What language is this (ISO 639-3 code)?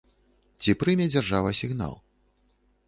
bel